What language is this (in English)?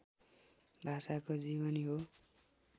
Nepali